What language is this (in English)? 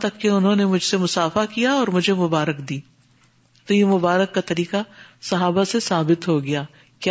Urdu